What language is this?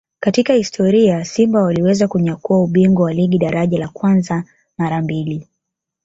Swahili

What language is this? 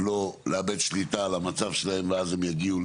Hebrew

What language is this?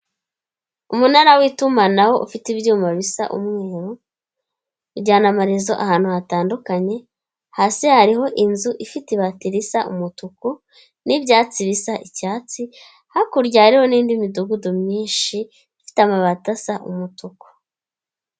Kinyarwanda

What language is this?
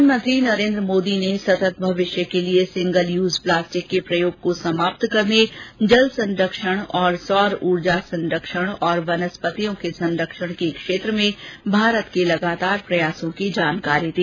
Hindi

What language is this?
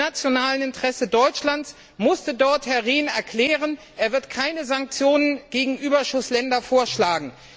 German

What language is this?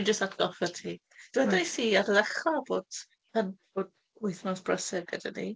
Welsh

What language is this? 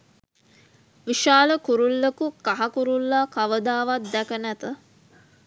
Sinhala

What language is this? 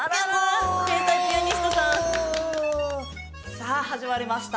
Japanese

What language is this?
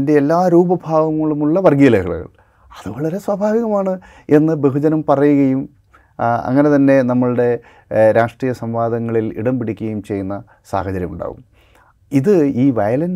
Malayalam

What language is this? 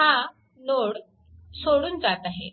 Marathi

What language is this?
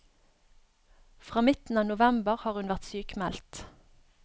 Norwegian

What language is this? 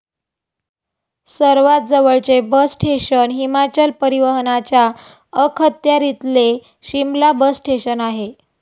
Marathi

